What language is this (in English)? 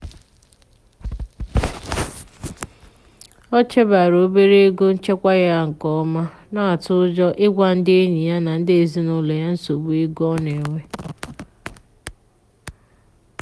Igbo